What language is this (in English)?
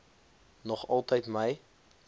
Afrikaans